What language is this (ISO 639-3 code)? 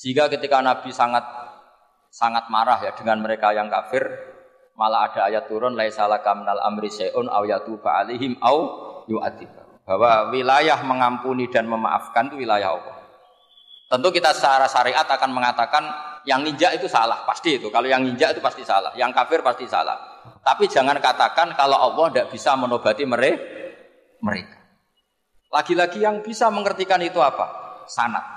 ind